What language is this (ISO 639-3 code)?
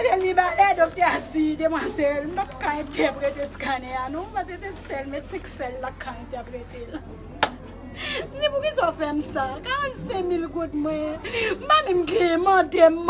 fra